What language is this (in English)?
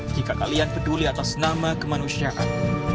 Indonesian